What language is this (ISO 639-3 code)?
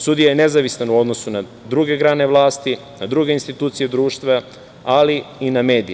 srp